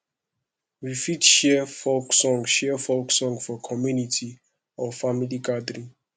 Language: Nigerian Pidgin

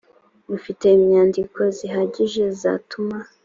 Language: Kinyarwanda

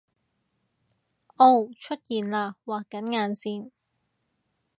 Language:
Cantonese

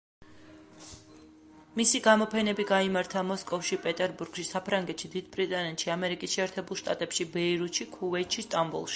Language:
Georgian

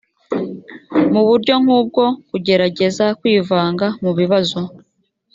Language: Kinyarwanda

